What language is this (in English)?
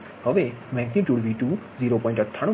Gujarati